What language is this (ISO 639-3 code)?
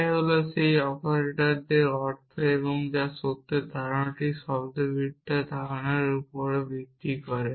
ben